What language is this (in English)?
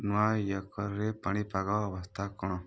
Odia